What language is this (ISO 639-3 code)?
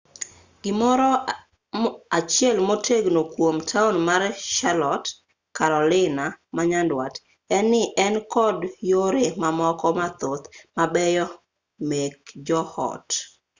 luo